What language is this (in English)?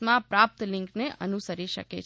Gujarati